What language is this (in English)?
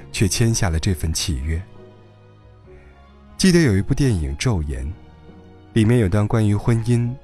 Chinese